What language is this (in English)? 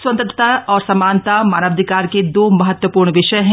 Hindi